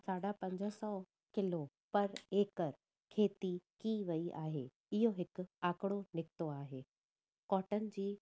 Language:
Sindhi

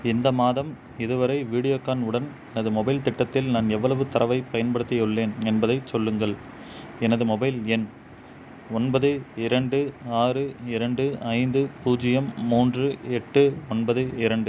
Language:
Tamil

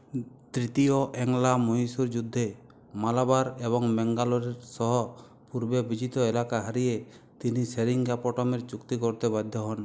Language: Bangla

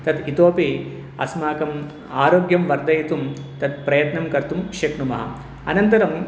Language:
Sanskrit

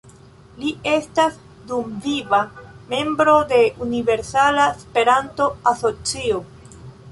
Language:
Esperanto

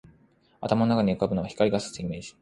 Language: Japanese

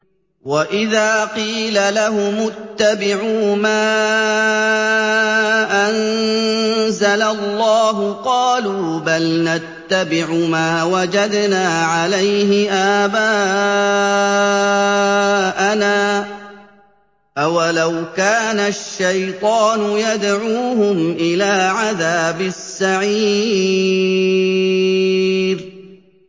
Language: Arabic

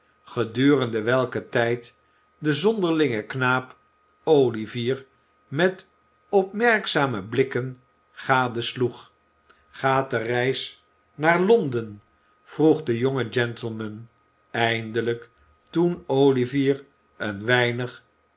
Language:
Dutch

